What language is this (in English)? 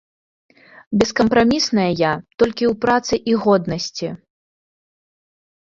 Belarusian